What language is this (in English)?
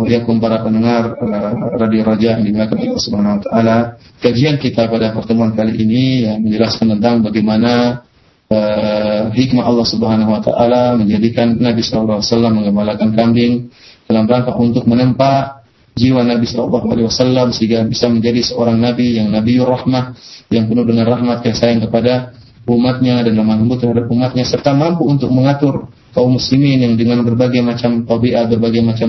Malay